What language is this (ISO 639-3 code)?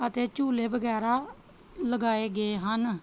pan